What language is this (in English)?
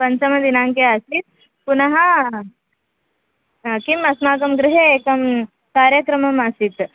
Sanskrit